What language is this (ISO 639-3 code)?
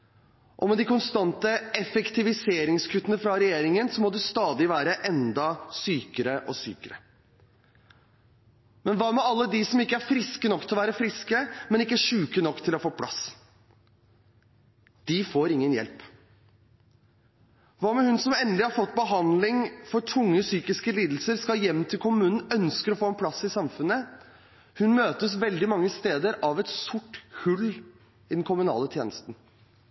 nob